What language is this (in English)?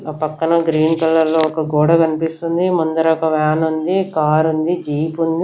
Telugu